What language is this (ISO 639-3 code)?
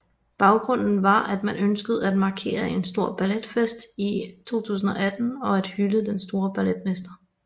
dan